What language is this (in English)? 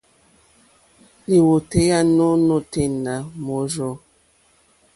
Mokpwe